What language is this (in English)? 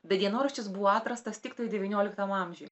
Lithuanian